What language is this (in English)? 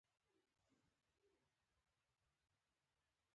Pashto